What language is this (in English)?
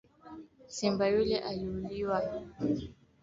Swahili